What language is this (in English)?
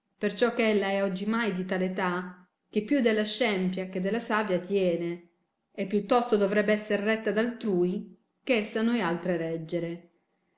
Italian